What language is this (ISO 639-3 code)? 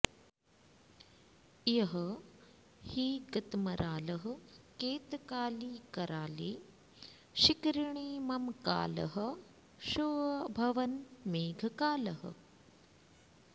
san